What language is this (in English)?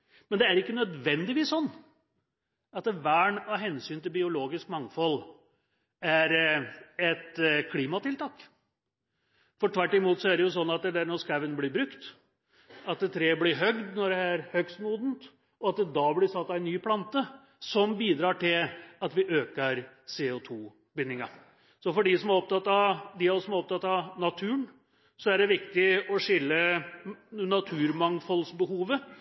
Norwegian Bokmål